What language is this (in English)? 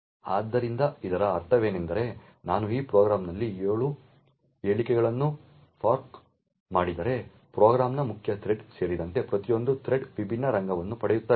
Kannada